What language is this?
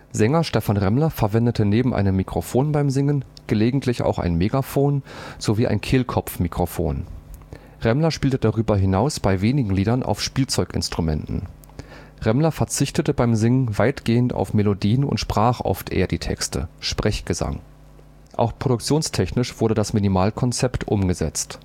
German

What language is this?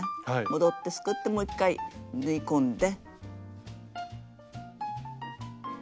Japanese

